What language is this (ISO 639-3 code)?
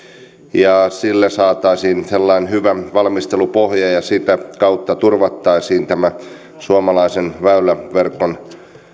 fin